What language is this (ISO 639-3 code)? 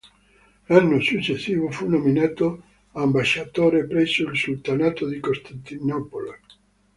ita